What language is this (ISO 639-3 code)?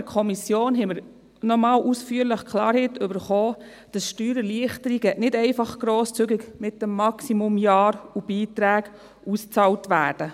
gsw